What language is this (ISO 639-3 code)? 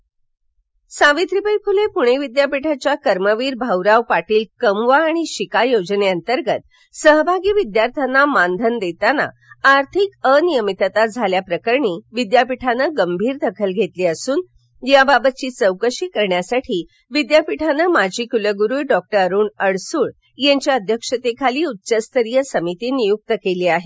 mar